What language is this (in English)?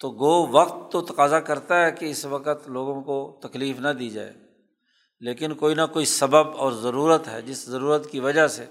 Urdu